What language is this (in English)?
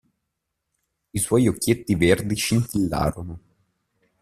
Italian